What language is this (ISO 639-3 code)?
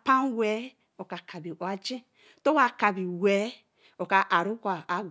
elm